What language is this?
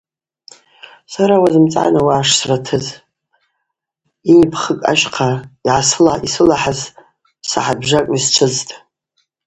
Abaza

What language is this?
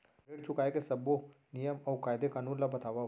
Chhattisgarhi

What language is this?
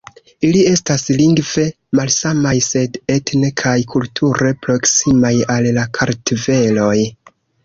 Esperanto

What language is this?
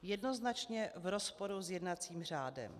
Czech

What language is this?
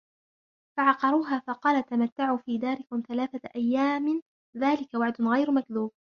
Arabic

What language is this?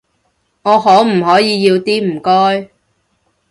Cantonese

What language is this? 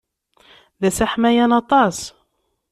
Kabyle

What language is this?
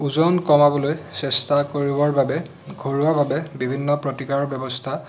Assamese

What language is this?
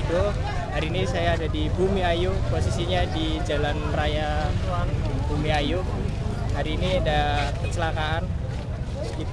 Indonesian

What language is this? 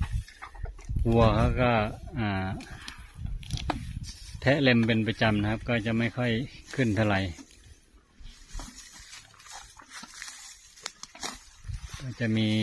Thai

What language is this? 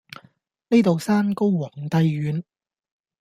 Cantonese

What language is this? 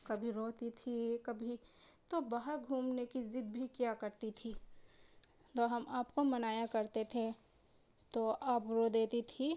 Urdu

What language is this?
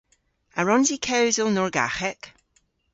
Cornish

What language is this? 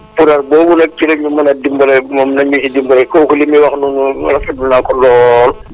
Wolof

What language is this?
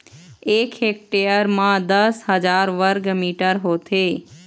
Chhattisgarhi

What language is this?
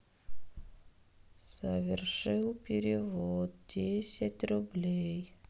Russian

